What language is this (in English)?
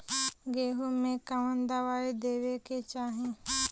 Bhojpuri